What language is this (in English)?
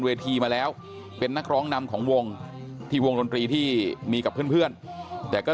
Thai